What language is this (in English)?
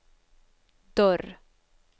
Swedish